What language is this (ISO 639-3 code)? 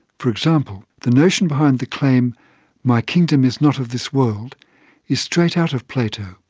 eng